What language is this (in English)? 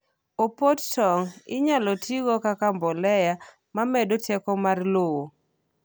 Luo (Kenya and Tanzania)